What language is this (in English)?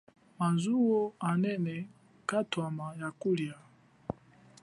Chokwe